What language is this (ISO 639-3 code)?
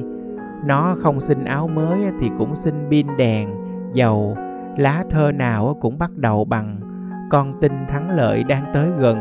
vie